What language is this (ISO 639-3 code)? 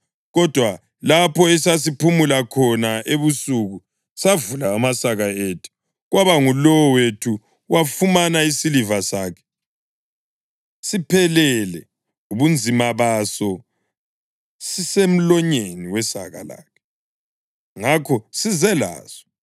nde